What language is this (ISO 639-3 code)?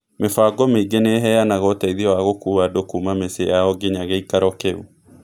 kik